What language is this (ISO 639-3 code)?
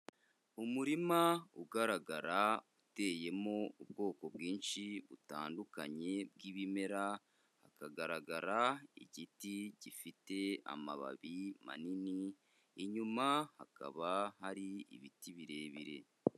kin